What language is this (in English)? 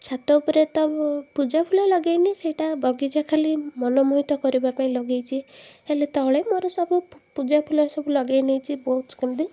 Odia